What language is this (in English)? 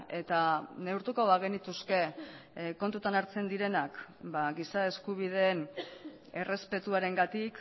Basque